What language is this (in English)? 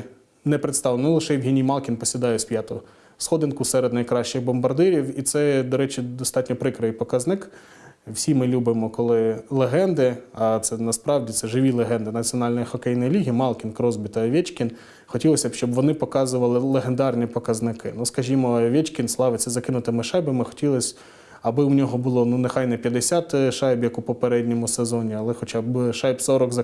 Ukrainian